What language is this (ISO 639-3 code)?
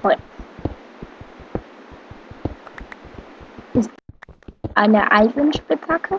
deu